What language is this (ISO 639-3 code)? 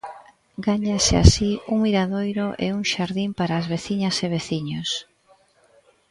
glg